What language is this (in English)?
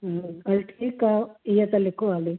Sindhi